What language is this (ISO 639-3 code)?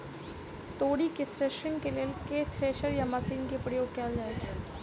mai